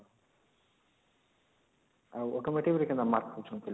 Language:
Odia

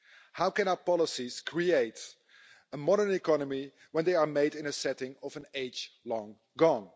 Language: English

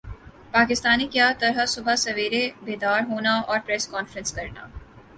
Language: Urdu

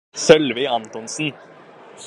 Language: Norwegian Bokmål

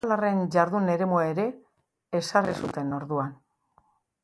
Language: Basque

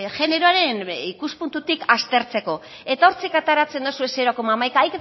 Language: Basque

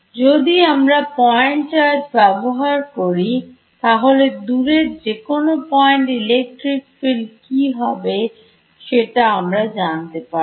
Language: Bangla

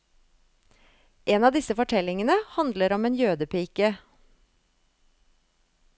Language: Norwegian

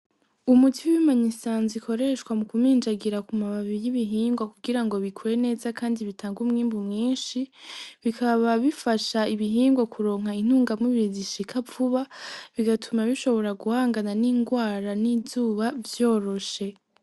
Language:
Rundi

